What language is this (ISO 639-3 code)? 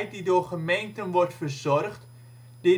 nld